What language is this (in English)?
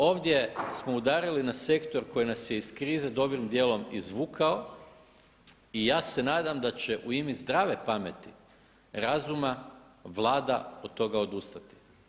Croatian